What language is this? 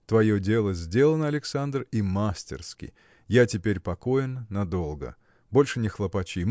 Russian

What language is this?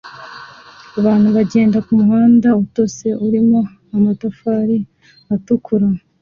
Kinyarwanda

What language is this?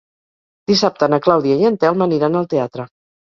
Catalan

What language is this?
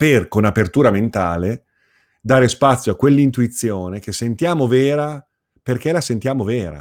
Italian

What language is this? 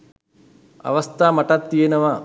Sinhala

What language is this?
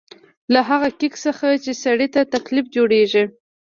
Pashto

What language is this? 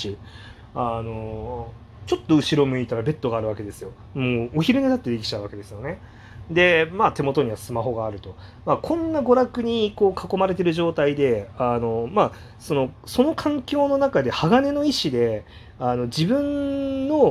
Japanese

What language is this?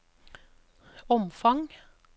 Norwegian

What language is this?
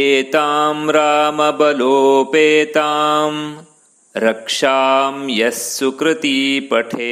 Kannada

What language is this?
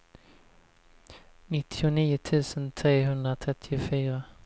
Swedish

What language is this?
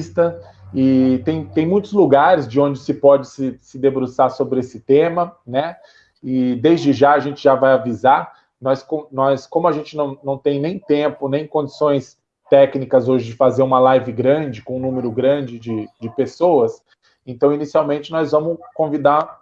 Portuguese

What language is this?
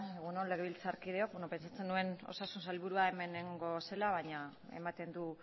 Basque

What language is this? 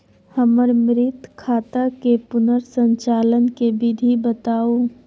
Maithili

